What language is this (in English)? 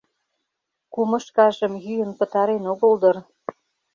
Mari